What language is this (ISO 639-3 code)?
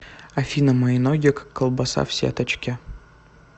rus